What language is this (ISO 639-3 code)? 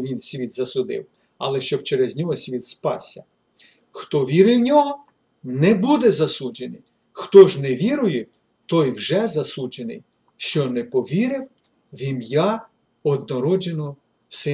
ukr